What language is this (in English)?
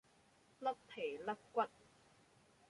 Cantonese